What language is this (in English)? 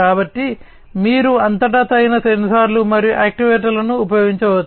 Telugu